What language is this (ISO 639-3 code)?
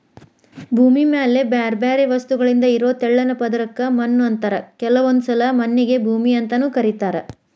kan